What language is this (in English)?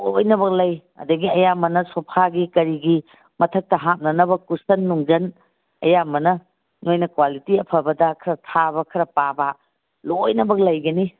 Manipuri